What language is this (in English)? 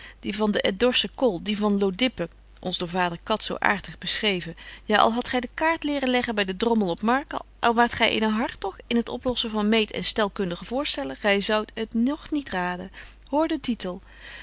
Dutch